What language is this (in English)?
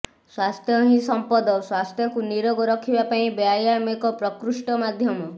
Odia